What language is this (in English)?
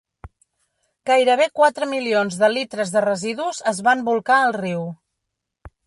Catalan